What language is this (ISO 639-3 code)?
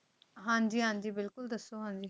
pan